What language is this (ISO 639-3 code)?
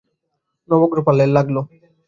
ben